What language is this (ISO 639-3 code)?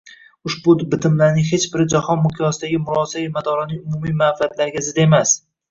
uzb